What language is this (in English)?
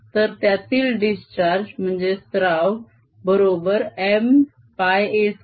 Marathi